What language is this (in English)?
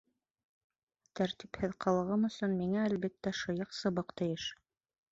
Bashkir